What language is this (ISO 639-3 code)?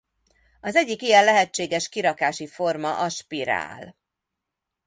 hun